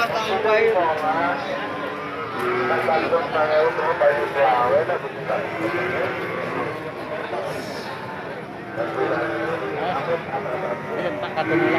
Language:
Indonesian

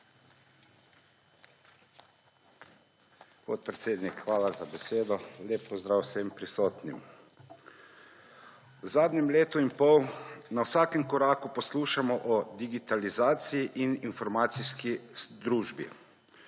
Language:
Slovenian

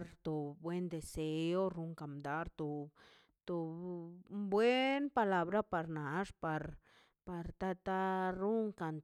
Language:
Mazaltepec Zapotec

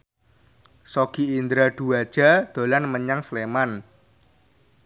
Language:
Javanese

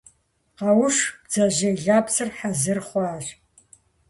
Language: Kabardian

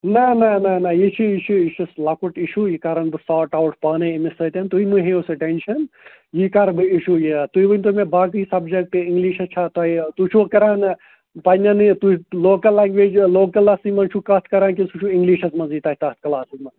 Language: Kashmiri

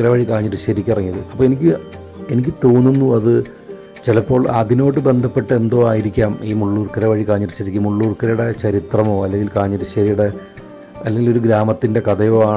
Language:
Malayalam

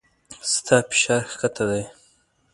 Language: Pashto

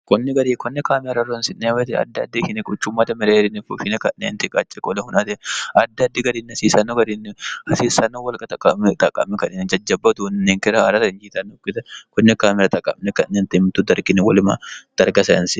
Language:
Sidamo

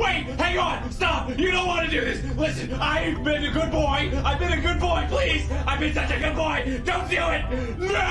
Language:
English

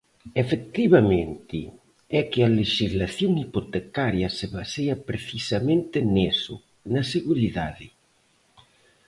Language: Galician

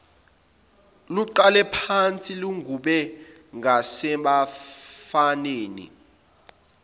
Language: Zulu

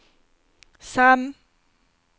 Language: Norwegian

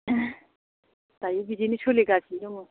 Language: Bodo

